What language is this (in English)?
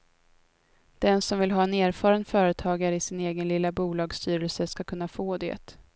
Swedish